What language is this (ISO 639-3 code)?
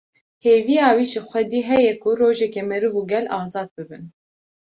kur